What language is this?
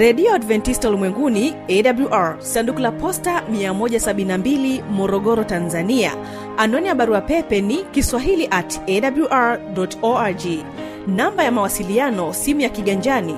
Swahili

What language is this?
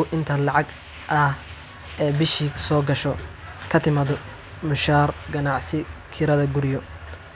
Somali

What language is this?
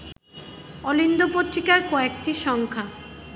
Bangla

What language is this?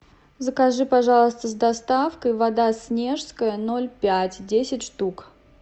Russian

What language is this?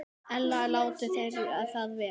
Icelandic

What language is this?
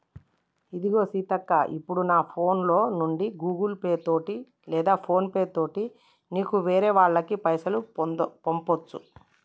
Telugu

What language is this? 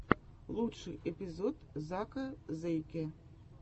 Russian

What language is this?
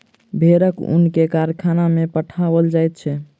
Maithili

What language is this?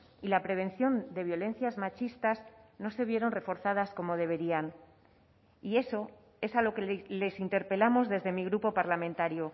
Spanish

